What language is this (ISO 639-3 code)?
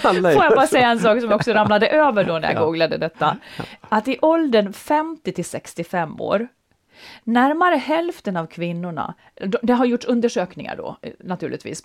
swe